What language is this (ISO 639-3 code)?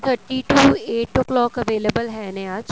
pan